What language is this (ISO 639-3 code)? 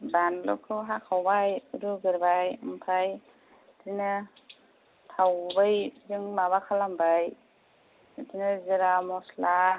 brx